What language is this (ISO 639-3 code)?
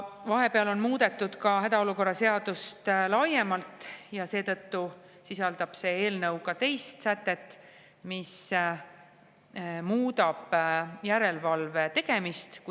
est